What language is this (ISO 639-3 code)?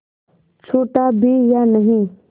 hin